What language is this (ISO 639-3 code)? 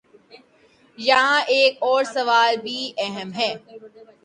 urd